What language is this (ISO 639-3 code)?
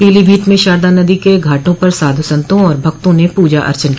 hin